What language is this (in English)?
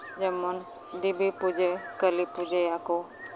Santali